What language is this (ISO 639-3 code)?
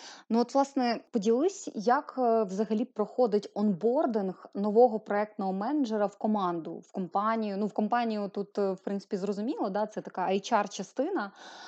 ukr